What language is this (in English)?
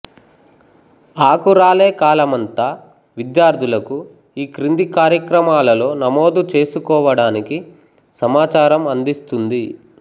Telugu